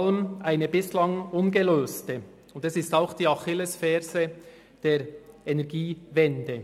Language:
Swiss German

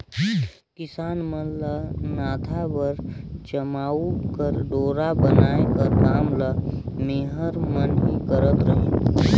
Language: Chhattisgarhi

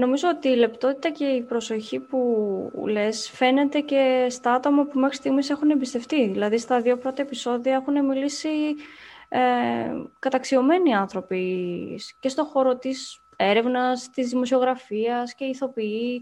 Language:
Greek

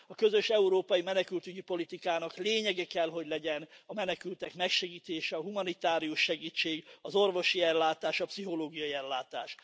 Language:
Hungarian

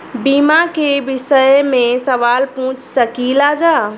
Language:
Bhojpuri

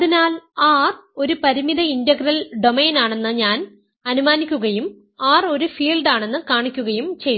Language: Malayalam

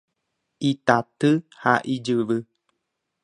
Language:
Guarani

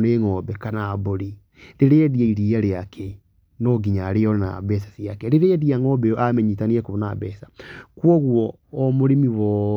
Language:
Kikuyu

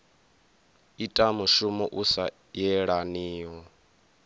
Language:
Venda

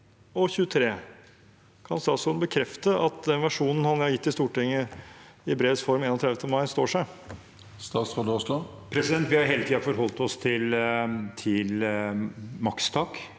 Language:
Norwegian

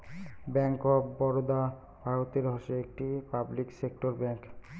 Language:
Bangla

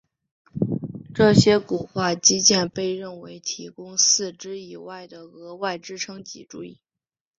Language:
Chinese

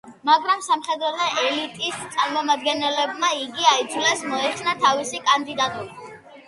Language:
Georgian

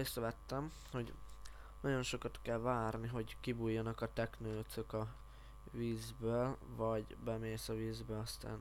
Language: Hungarian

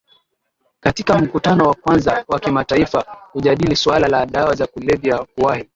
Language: Swahili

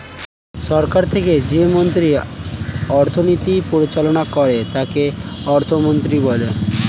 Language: Bangla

